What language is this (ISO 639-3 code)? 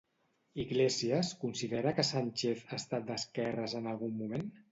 cat